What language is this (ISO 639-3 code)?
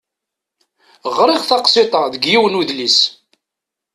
kab